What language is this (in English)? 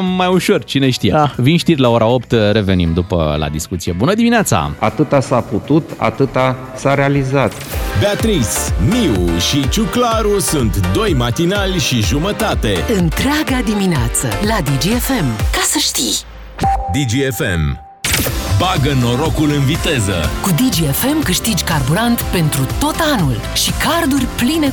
Romanian